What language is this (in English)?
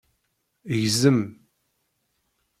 Kabyle